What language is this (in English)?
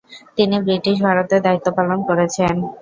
Bangla